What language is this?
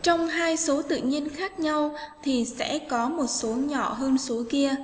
Vietnamese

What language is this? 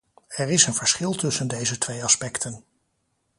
Dutch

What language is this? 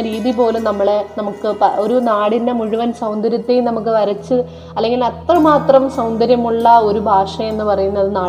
Malayalam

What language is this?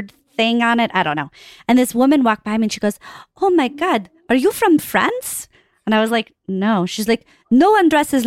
English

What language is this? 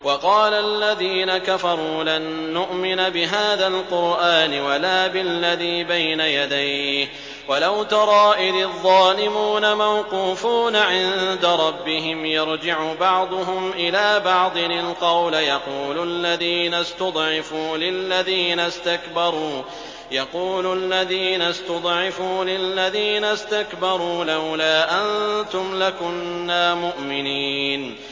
Arabic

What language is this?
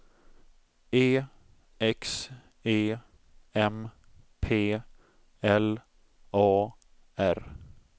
Swedish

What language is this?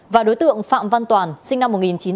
Vietnamese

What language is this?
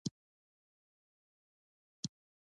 Pashto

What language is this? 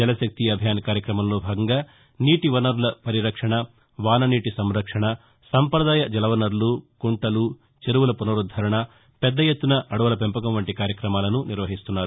Telugu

